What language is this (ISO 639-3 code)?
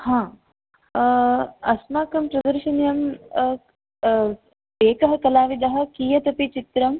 san